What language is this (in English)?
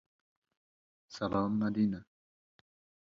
Uzbek